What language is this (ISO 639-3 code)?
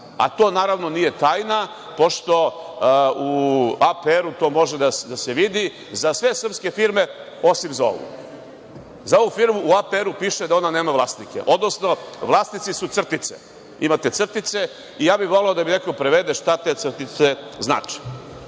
srp